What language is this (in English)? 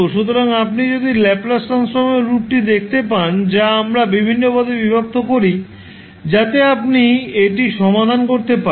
Bangla